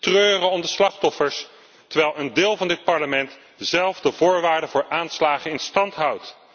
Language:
Dutch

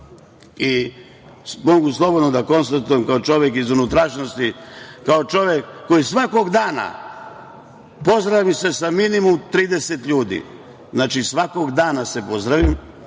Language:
Serbian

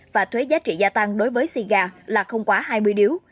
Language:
Vietnamese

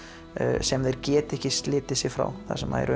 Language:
Icelandic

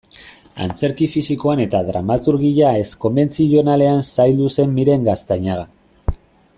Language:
Basque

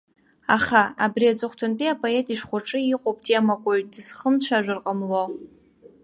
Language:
Abkhazian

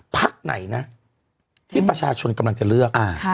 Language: Thai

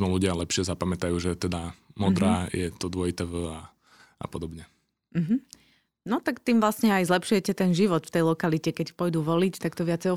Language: Slovak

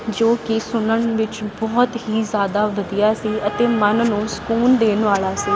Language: Punjabi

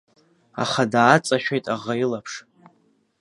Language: Abkhazian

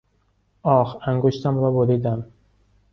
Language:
Persian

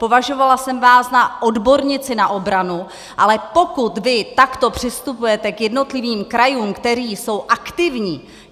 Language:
Czech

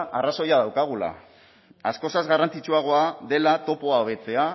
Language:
Basque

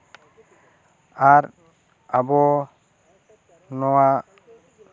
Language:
Santali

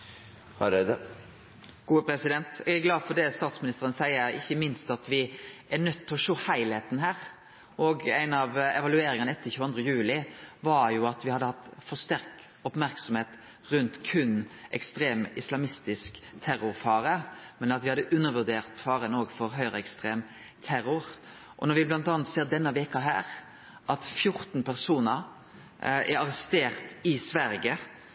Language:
Norwegian Nynorsk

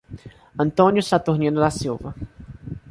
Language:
Portuguese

